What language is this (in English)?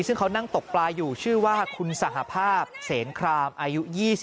Thai